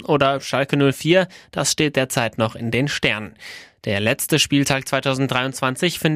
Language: German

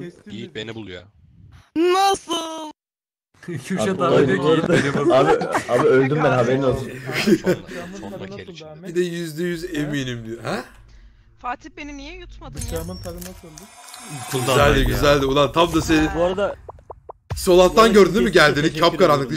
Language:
Turkish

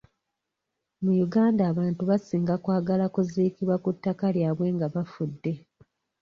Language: Ganda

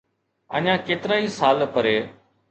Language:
Sindhi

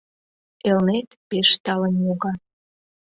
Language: Mari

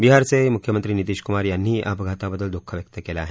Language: Marathi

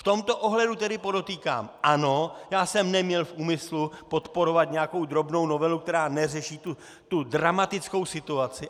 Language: Czech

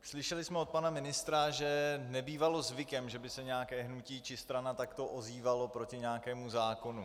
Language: Czech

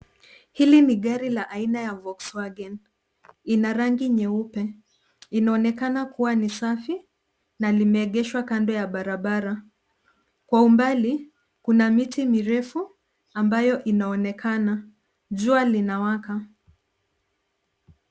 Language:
Swahili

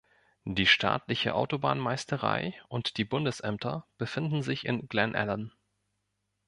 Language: German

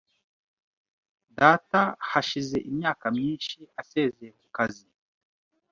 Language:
Kinyarwanda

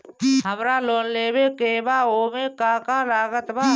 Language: Bhojpuri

